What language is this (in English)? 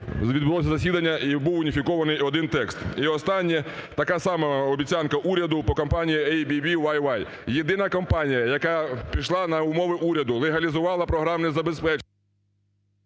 Ukrainian